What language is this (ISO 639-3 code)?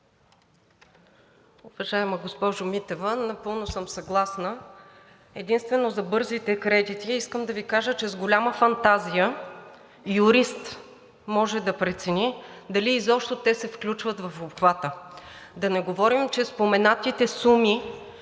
bul